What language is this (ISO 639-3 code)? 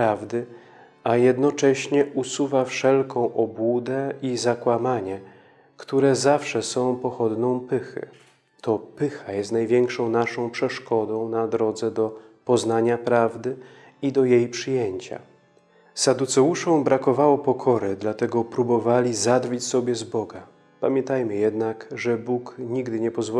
pol